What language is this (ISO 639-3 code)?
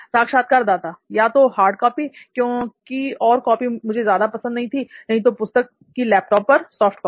hin